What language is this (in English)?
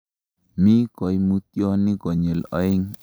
Kalenjin